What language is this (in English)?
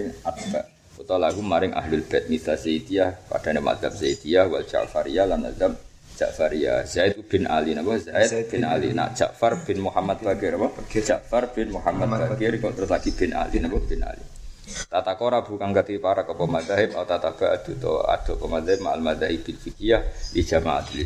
Malay